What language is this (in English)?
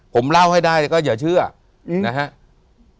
Thai